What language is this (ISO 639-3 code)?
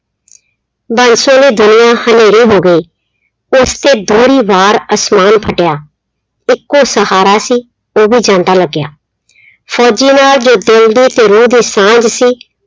pan